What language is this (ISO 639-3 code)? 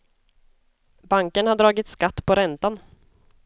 swe